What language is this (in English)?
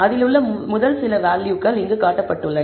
Tamil